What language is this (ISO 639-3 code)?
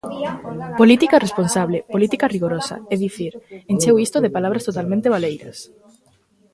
glg